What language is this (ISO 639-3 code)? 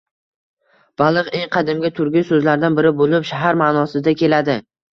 uzb